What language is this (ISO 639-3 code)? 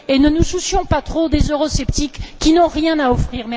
fra